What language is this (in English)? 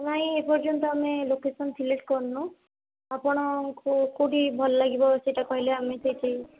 Odia